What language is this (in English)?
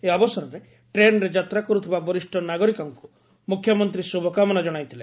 Odia